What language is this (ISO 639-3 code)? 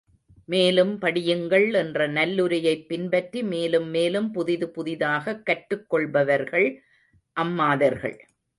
tam